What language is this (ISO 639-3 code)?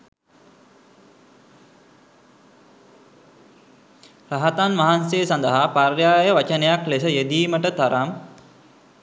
sin